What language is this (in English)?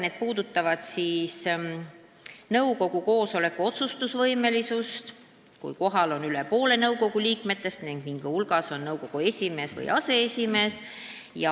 Estonian